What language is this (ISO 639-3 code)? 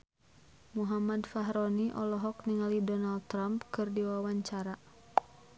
sun